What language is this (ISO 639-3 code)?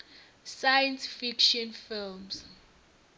ven